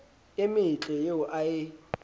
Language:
Southern Sotho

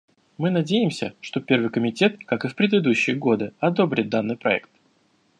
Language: Russian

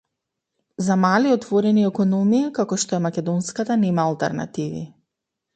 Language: Macedonian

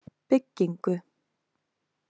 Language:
Icelandic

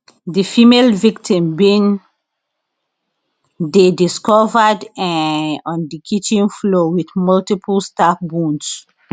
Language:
Nigerian Pidgin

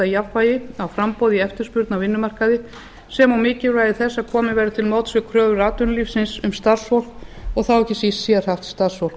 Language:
Icelandic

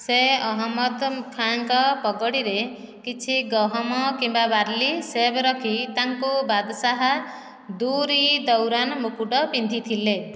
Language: Odia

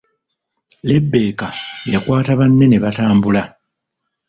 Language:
Ganda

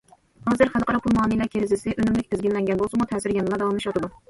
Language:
Uyghur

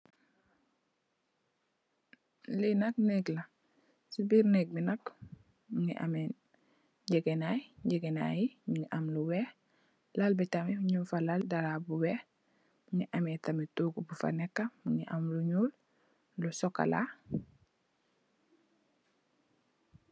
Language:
Wolof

